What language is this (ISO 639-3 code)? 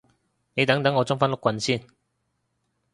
yue